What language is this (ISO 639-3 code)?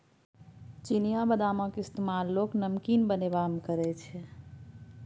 mai